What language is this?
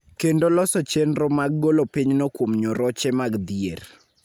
Luo (Kenya and Tanzania)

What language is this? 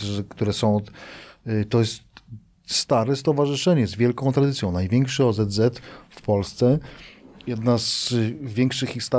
Polish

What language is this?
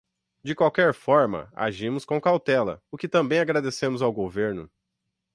Portuguese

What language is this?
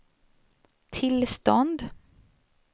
Swedish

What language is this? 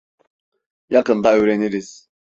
Turkish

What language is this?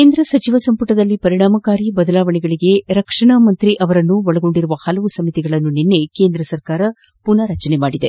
Kannada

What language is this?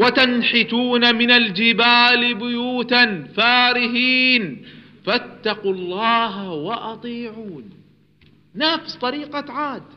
Arabic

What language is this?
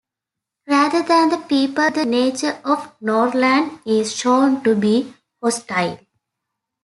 English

